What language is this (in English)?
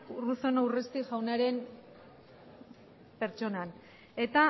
Basque